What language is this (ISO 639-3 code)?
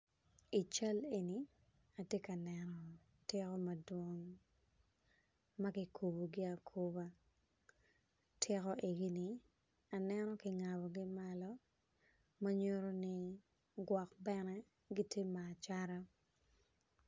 ach